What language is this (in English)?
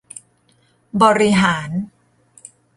Thai